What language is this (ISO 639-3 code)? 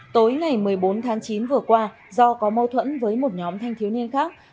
vie